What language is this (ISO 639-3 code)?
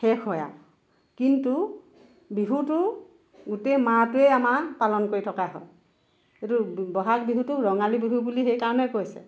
asm